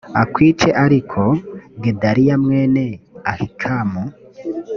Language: Kinyarwanda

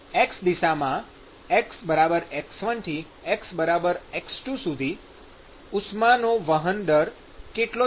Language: Gujarati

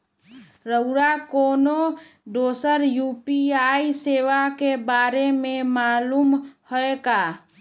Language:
Magahi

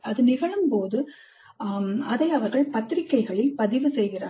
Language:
Tamil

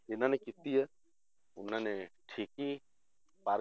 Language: Punjabi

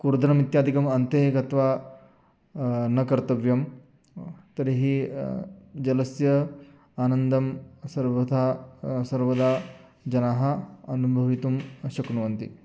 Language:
Sanskrit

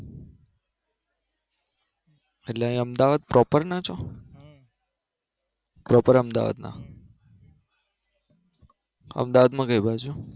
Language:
Gujarati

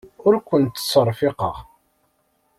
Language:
Kabyle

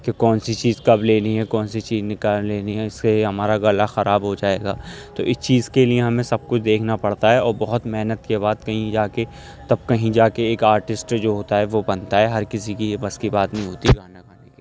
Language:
Urdu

